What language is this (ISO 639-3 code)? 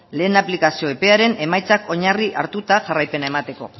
eus